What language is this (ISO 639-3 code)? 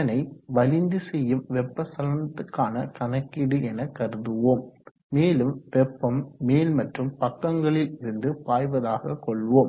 tam